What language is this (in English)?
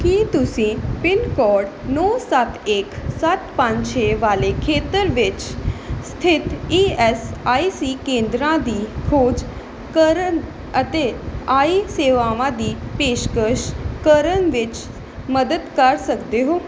Punjabi